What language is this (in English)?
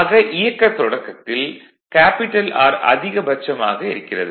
Tamil